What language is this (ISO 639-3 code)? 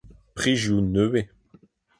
bre